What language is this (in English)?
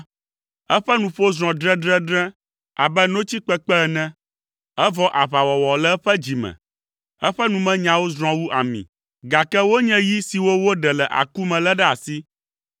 Ewe